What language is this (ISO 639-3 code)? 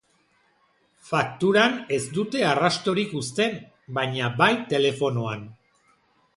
eus